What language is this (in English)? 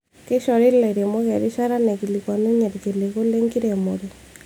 Masai